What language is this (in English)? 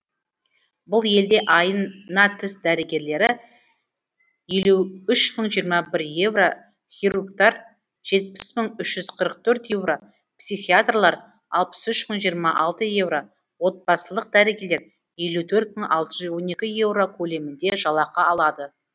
Kazakh